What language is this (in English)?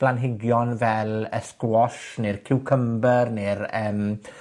Welsh